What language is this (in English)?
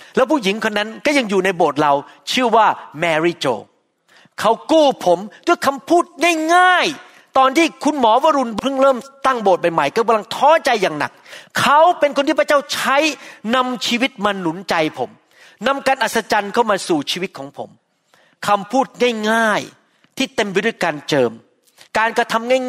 Thai